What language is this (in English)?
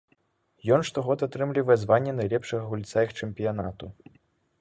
Belarusian